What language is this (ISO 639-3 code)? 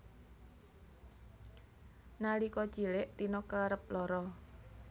jav